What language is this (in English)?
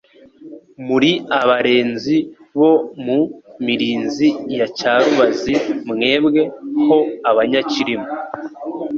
Kinyarwanda